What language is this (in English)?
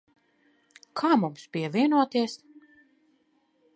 Latvian